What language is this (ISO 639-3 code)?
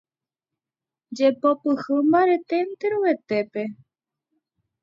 grn